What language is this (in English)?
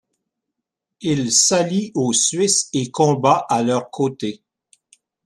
French